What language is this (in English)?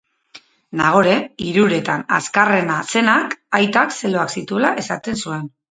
Basque